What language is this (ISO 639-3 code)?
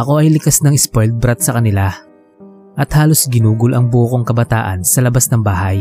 fil